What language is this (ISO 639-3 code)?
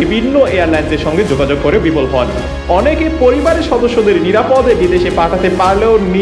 ben